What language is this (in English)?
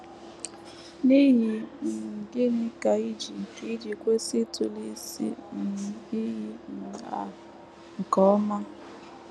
Igbo